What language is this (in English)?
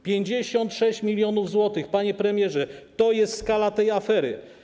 Polish